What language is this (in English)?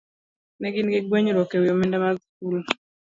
Luo (Kenya and Tanzania)